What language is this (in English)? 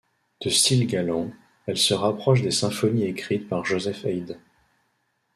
French